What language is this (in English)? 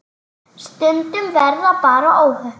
Icelandic